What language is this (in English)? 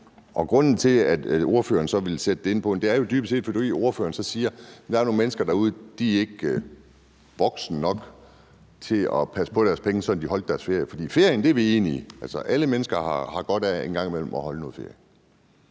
Danish